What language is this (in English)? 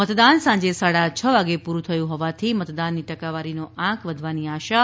Gujarati